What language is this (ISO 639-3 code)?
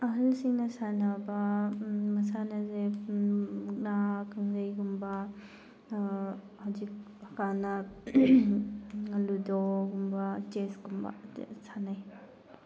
mni